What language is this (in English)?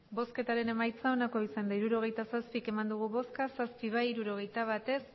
Basque